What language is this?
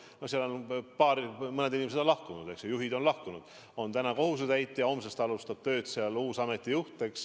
Estonian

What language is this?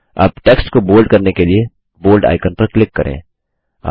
Hindi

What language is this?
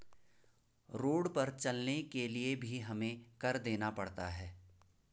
Hindi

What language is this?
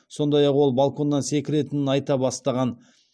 Kazakh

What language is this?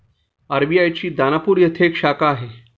Marathi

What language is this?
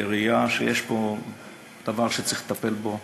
Hebrew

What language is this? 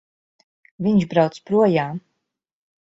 Latvian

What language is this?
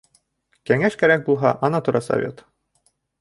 Bashkir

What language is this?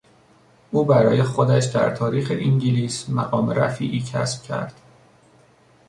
Persian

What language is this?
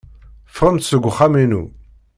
Kabyle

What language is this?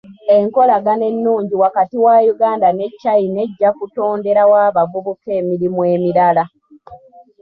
Ganda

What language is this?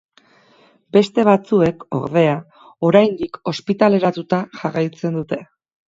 Basque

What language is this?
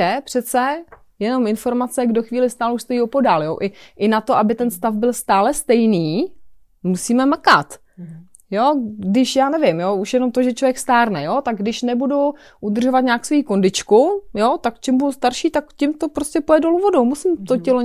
Czech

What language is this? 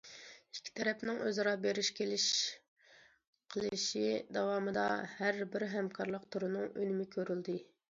Uyghur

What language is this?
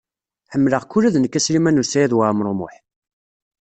Kabyle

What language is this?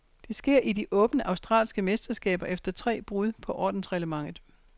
Danish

